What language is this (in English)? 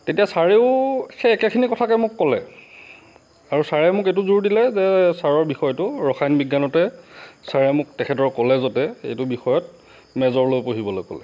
Assamese